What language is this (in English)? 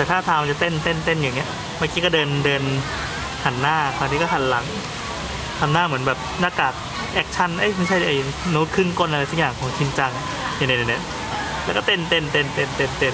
Thai